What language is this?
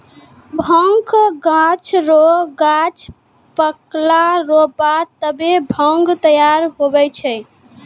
Maithili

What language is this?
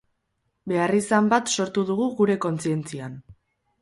Basque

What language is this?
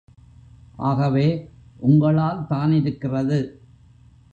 Tamil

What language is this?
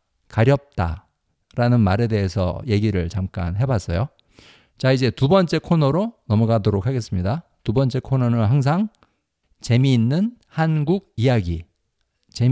Korean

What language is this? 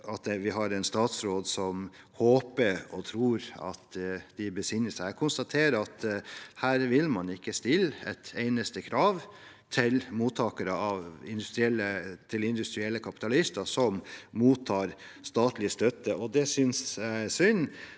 Norwegian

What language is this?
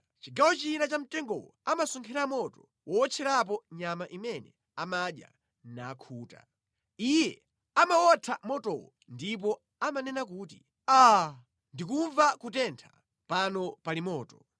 Nyanja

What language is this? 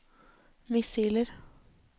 Norwegian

